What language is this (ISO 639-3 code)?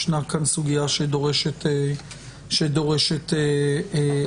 heb